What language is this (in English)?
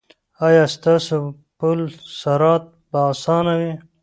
Pashto